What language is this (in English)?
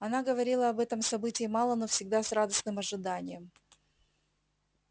Russian